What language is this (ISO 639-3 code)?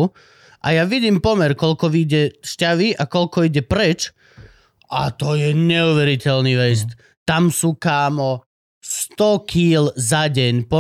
slk